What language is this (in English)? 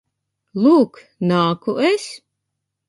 Latvian